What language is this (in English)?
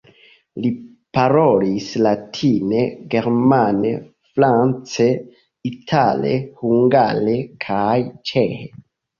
Esperanto